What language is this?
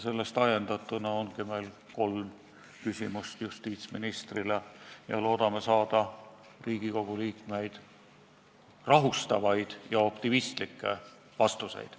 Estonian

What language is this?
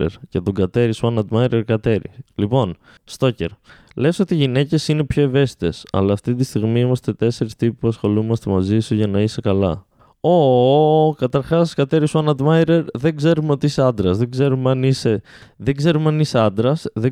Greek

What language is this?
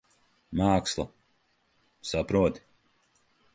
Latvian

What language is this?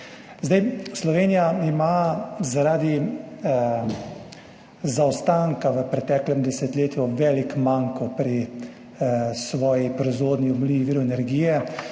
Slovenian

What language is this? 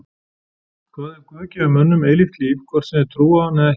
Icelandic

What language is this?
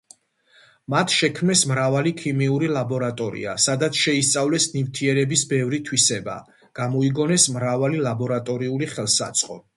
Georgian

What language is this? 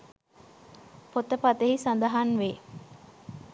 Sinhala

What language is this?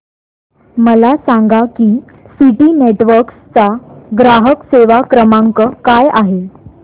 Marathi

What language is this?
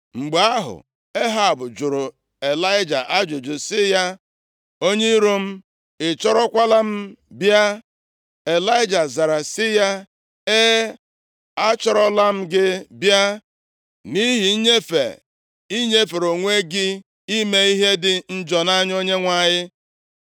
Igbo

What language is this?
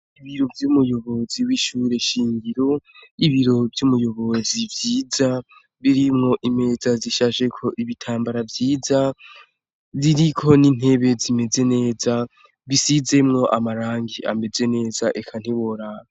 Rundi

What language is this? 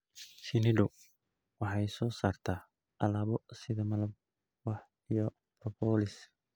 Somali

